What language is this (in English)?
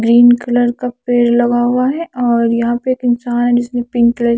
Hindi